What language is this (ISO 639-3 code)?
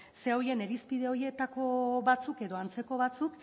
eus